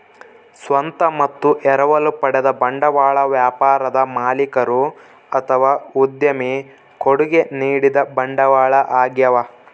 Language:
Kannada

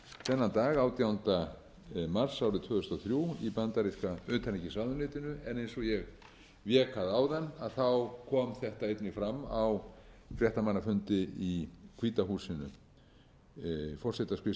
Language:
Icelandic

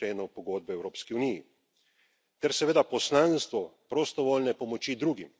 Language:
Slovenian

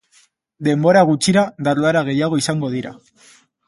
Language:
Basque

